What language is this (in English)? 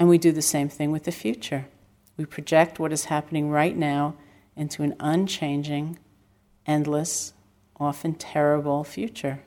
English